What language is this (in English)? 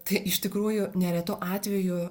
Lithuanian